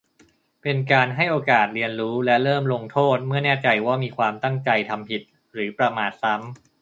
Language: Thai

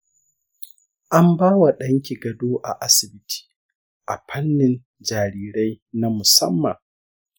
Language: Hausa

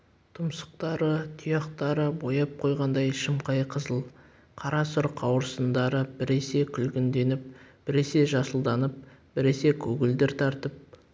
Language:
Kazakh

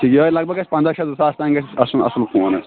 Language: Kashmiri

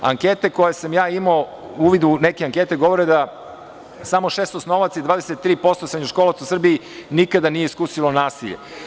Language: Serbian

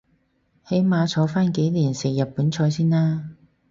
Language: Cantonese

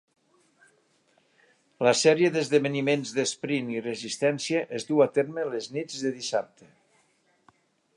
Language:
Catalan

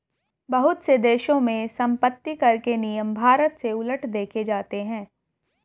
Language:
Hindi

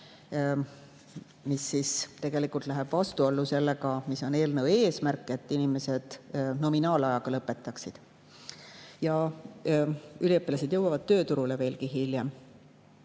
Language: Estonian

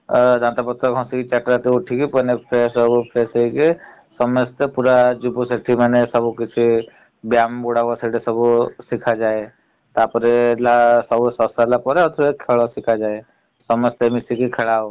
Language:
Odia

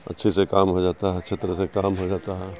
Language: Urdu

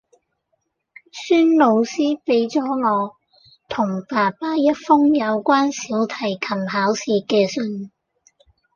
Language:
Cantonese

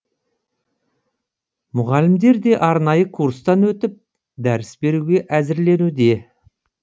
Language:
Kazakh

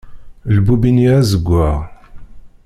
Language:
Kabyle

